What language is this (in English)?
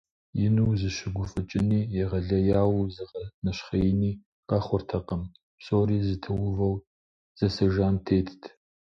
Kabardian